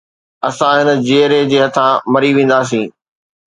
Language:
Sindhi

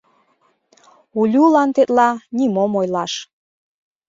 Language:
Mari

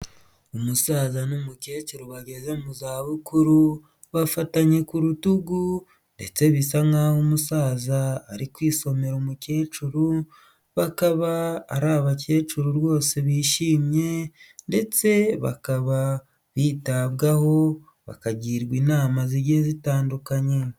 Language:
Kinyarwanda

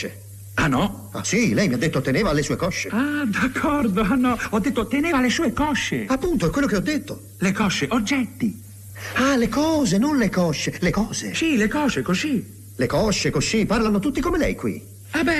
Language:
Italian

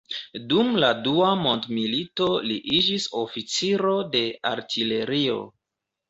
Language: Esperanto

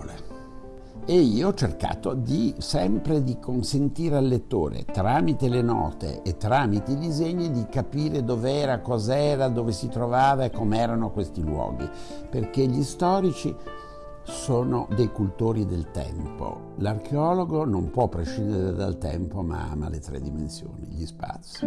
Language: Italian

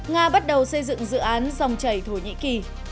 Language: Vietnamese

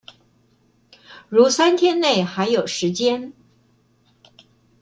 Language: Chinese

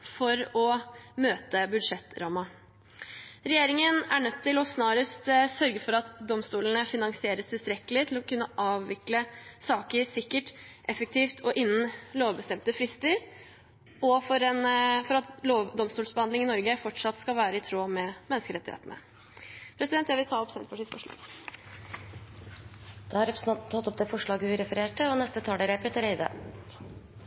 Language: Norwegian Bokmål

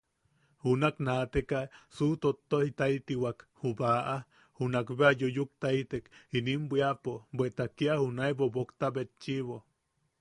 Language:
Yaqui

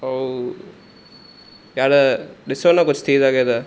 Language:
Sindhi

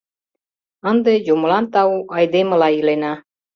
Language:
Mari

